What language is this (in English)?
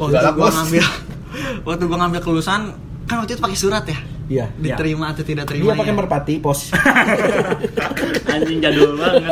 Indonesian